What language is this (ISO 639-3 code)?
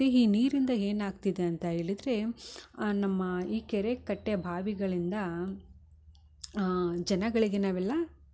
kan